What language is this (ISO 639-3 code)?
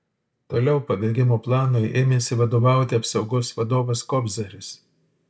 lit